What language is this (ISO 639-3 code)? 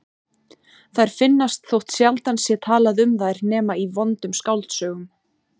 isl